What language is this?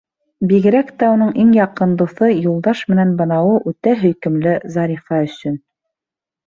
Bashkir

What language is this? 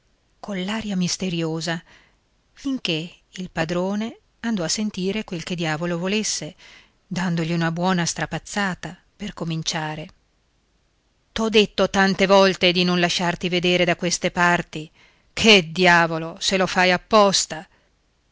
Italian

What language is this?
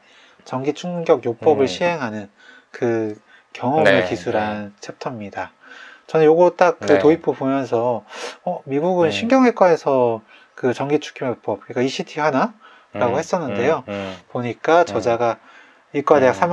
Korean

